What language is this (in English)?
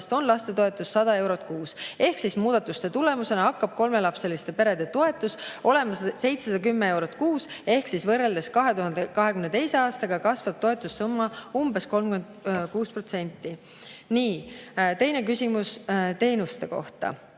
Estonian